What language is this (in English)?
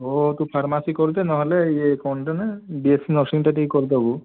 Odia